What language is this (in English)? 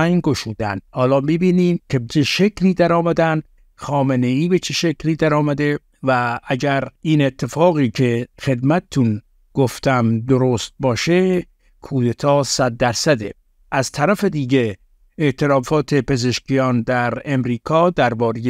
Persian